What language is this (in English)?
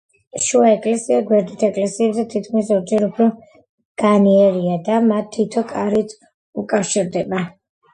Georgian